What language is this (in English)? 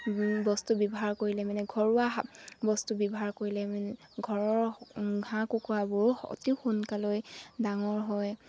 Assamese